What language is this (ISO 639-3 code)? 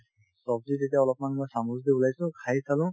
asm